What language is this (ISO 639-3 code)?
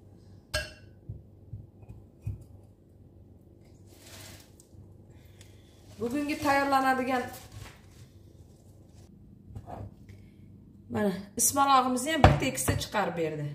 tur